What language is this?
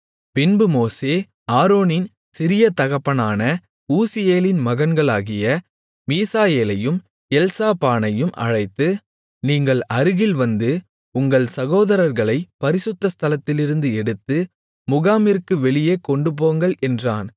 Tamil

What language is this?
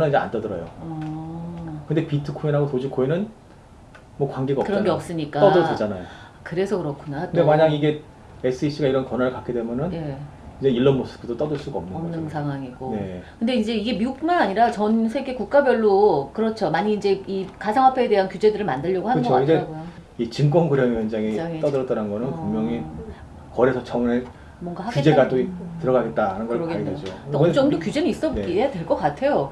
Korean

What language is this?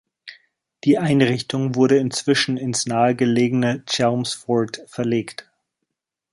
German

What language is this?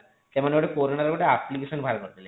Odia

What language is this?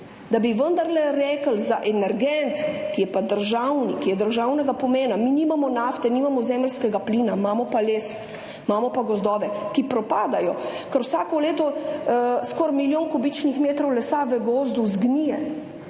Slovenian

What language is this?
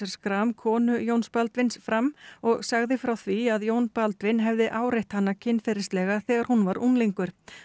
Icelandic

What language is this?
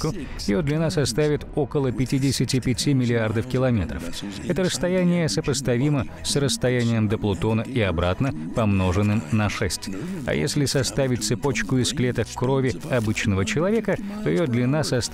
Russian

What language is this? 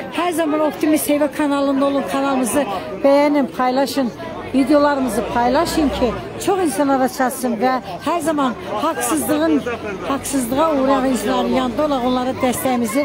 Turkish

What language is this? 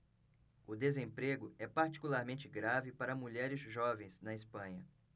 Portuguese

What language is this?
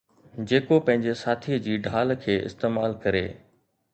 Sindhi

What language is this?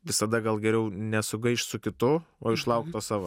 Lithuanian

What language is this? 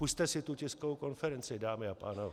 Czech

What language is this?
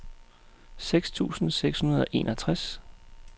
Danish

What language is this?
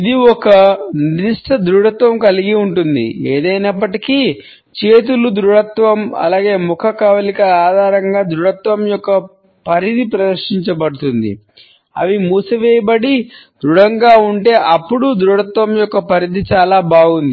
Telugu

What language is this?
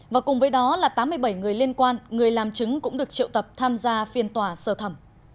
Vietnamese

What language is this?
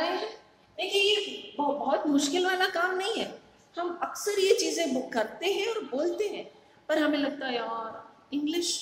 Hindi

